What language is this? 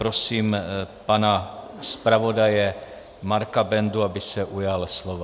Czech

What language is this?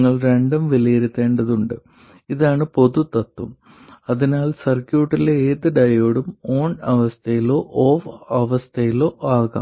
Malayalam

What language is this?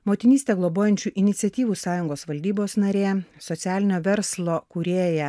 Lithuanian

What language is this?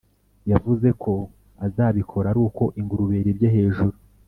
Kinyarwanda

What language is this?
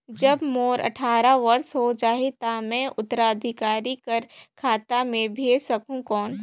Chhattisgarhi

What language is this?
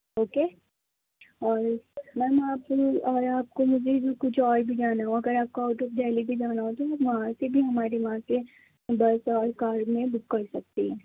Urdu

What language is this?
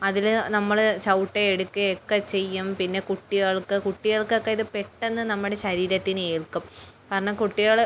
Malayalam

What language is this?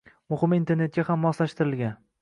Uzbek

